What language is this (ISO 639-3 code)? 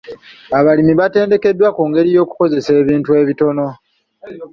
lug